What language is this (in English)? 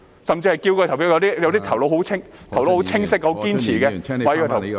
Cantonese